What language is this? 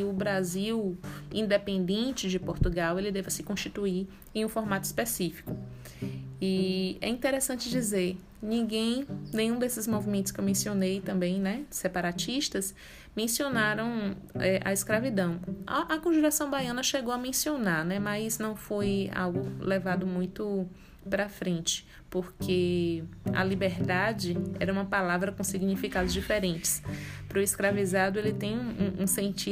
Portuguese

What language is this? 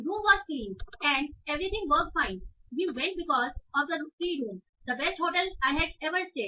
Hindi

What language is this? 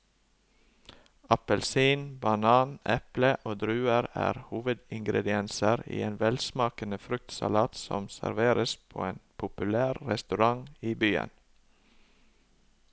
Norwegian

